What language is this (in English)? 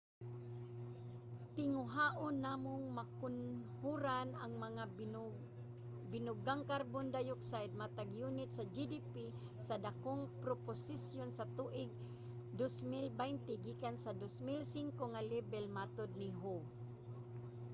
Cebuano